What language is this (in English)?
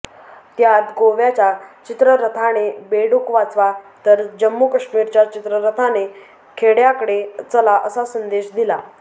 Marathi